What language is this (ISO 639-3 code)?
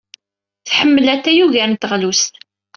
kab